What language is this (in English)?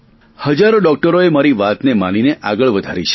Gujarati